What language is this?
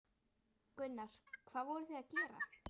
Icelandic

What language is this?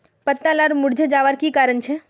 Magahi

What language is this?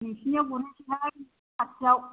Bodo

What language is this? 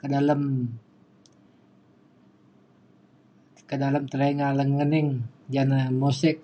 Mainstream Kenyah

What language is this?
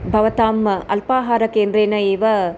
Sanskrit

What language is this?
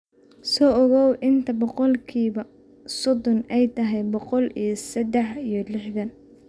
Somali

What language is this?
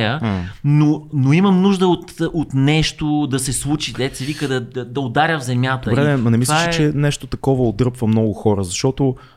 Bulgarian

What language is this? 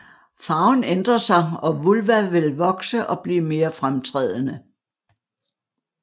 Danish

